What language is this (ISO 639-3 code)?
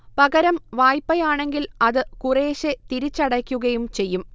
mal